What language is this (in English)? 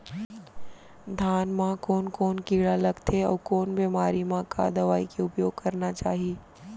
Chhattisgarhi